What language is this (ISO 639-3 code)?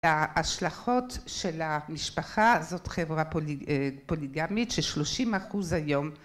heb